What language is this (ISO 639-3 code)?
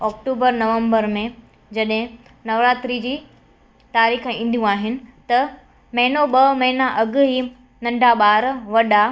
snd